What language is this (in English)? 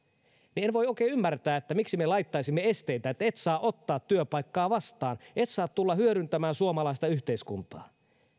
Finnish